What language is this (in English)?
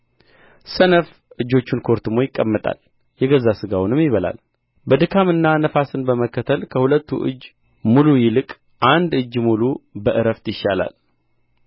Amharic